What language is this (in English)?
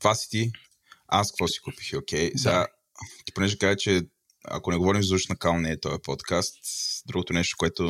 Bulgarian